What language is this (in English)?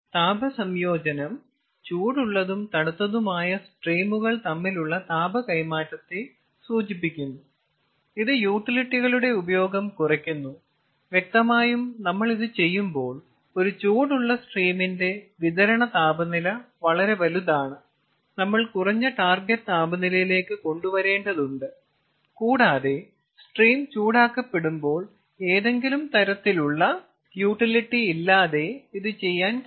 Malayalam